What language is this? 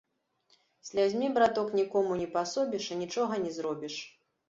Belarusian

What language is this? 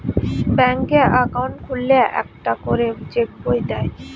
Bangla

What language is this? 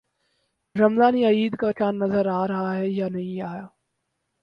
Urdu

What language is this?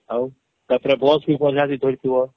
Odia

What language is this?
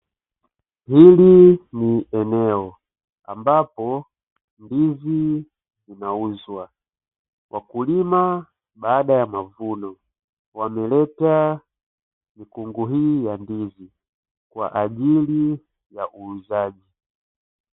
Swahili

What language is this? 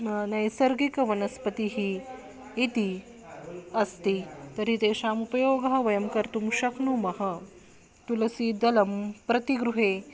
Sanskrit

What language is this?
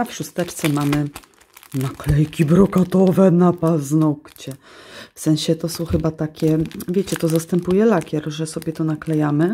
Polish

